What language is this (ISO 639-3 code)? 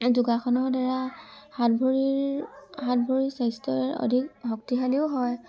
asm